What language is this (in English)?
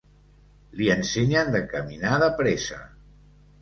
Catalan